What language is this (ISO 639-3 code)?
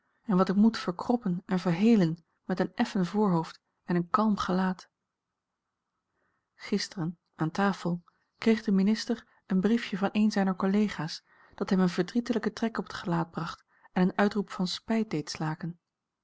nld